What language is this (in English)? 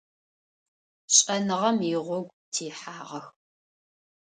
Adyghe